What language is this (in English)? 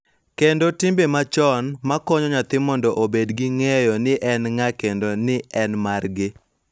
Luo (Kenya and Tanzania)